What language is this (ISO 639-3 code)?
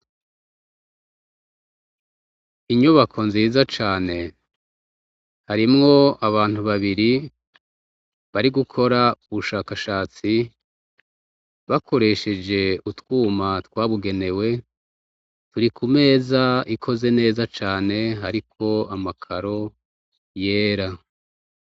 run